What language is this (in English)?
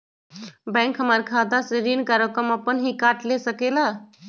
Magahi